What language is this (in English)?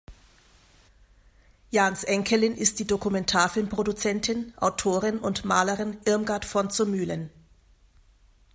German